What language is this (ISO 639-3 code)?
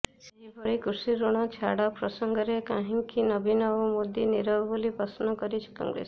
ori